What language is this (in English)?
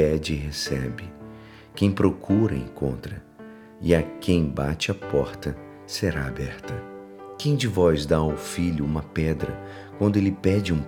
Portuguese